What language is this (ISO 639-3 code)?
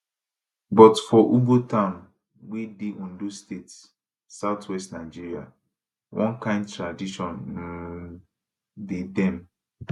pcm